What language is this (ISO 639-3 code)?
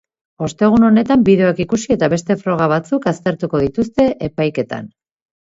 eus